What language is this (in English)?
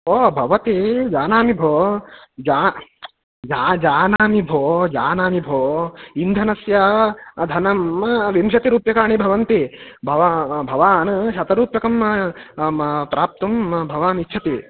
Sanskrit